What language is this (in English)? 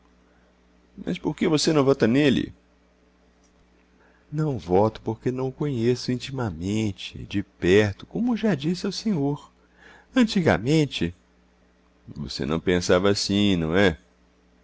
Portuguese